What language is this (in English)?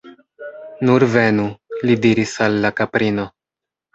Esperanto